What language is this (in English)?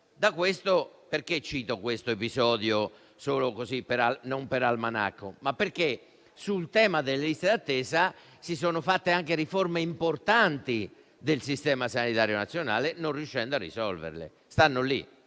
Italian